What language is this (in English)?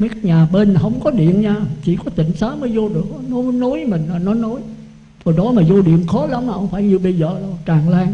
Vietnamese